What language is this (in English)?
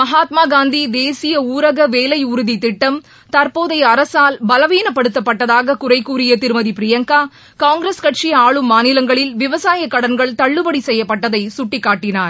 Tamil